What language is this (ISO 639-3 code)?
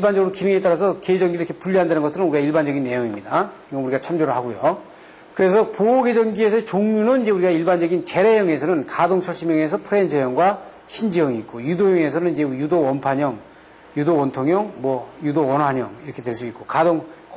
kor